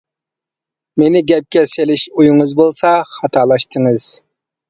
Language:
Uyghur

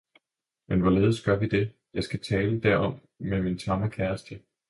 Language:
Danish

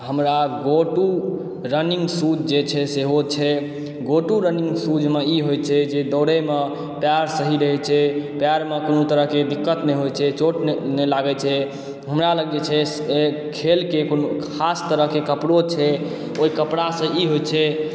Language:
Maithili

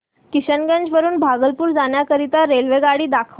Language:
Marathi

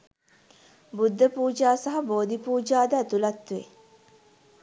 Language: Sinhala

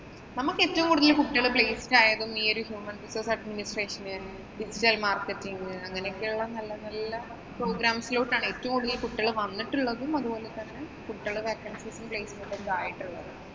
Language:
Malayalam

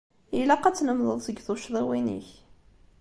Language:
Kabyle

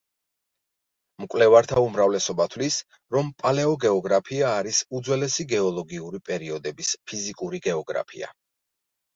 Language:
Georgian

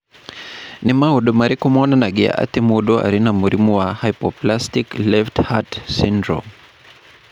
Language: Kikuyu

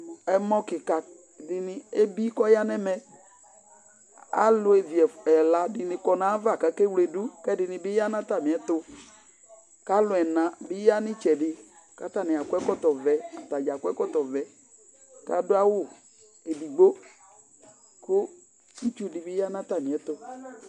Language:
Ikposo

